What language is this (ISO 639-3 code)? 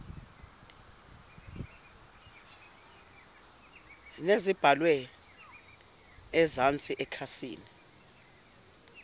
zul